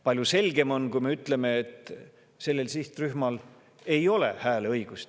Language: Estonian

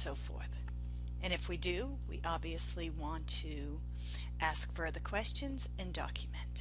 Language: English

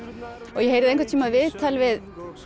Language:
Icelandic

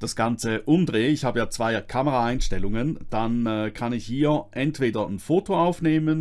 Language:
German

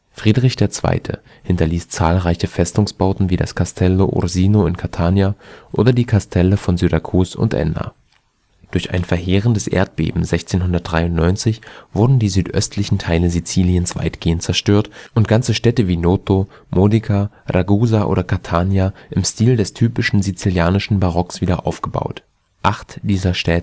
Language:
German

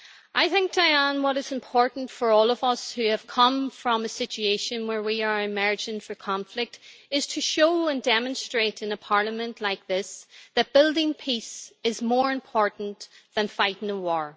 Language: English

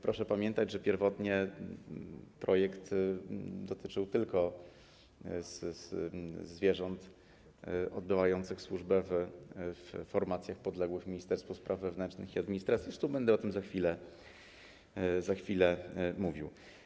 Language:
Polish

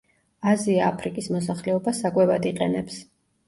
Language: Georgian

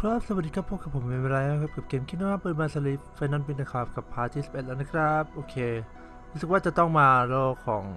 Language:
Thai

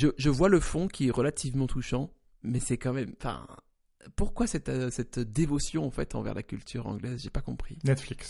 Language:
French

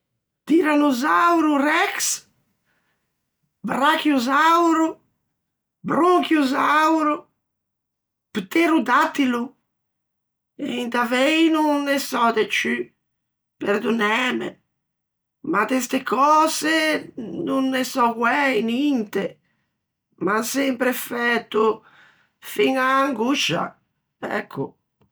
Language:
Ligurian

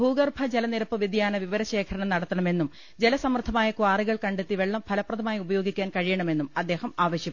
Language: Malayalam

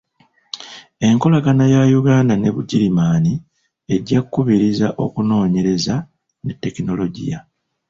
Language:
Ganda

